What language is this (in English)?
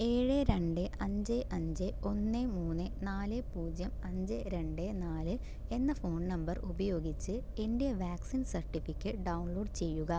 Malayalam